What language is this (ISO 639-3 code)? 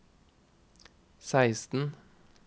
nor